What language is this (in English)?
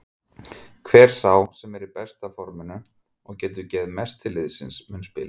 Icelandic